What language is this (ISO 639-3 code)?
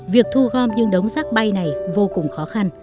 vie